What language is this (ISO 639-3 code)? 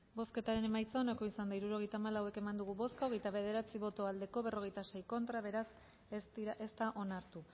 eus